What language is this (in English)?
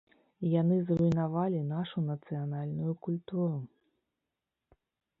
Belarusian